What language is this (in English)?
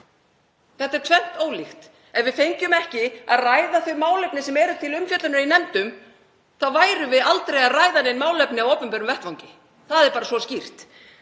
Icelandic